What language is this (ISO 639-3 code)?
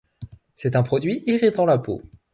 fra